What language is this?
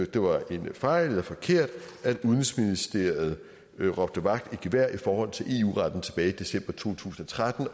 Danish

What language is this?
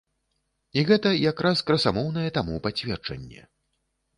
Belarusian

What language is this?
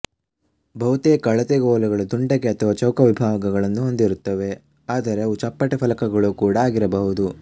Kannada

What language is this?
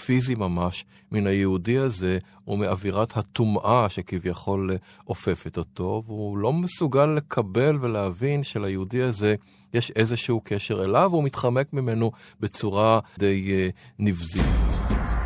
Hebrew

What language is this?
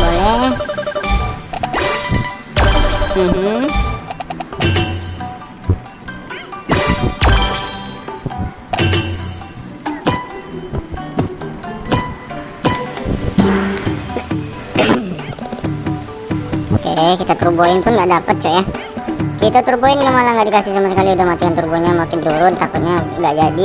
Indonesian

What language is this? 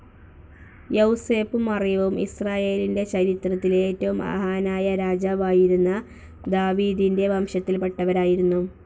Malayalam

